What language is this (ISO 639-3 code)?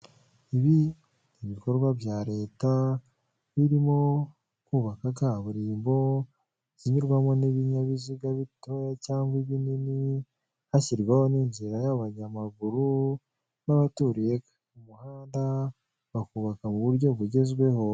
kin